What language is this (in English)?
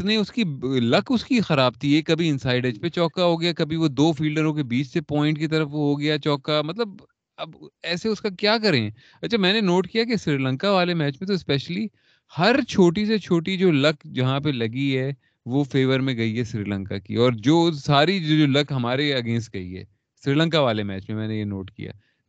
Urdu